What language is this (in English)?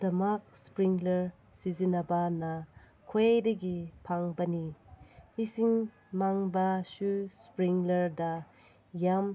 Manipuri